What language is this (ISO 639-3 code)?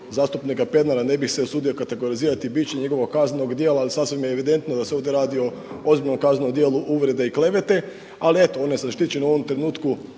hrv